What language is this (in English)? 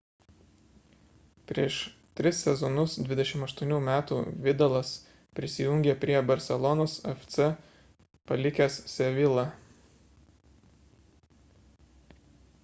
Lithuanian